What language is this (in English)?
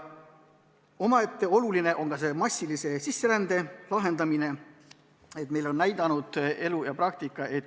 Estonian